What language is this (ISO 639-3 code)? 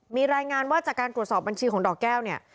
tha